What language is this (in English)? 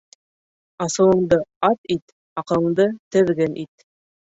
Bashkir